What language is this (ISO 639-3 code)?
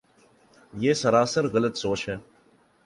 urd